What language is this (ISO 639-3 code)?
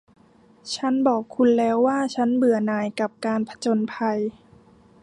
tha